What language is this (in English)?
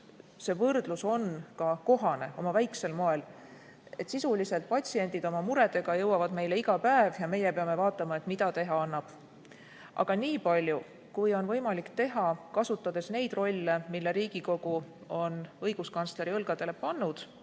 Estonian